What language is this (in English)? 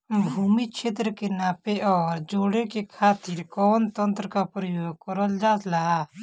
Bhojpuri